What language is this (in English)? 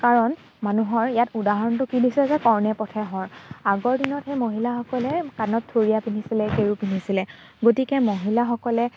Assamese